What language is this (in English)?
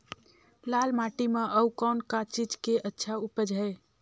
Chhattisgarhi